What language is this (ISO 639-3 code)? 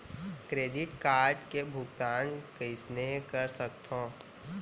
hne